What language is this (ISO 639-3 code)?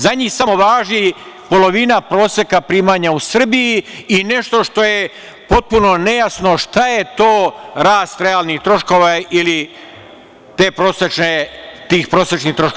srp